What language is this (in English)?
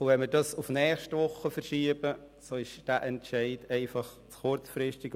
Swiss German